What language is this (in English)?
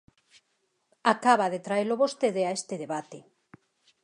Galician